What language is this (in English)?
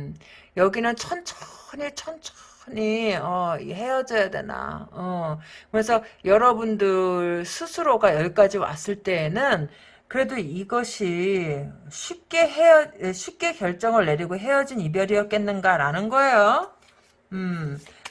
Korean